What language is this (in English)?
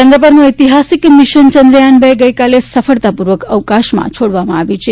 Gujarati